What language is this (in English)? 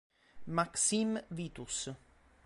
Italian